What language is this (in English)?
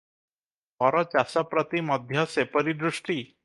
Odia